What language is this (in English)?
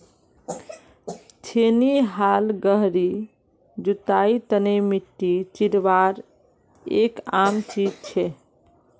Magahi